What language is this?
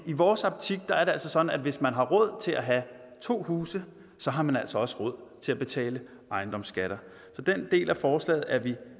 Danish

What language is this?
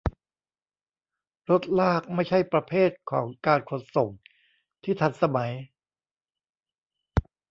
Thai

